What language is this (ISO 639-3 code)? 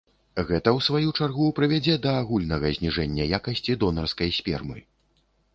bel